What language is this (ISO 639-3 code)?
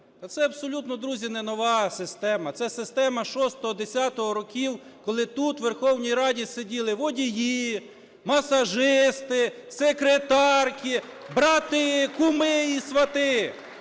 ukr